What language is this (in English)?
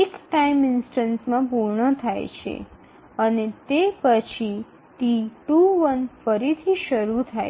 Bangla